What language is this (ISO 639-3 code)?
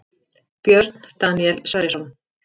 isl